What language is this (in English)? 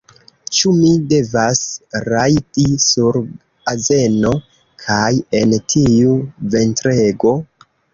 Esperanto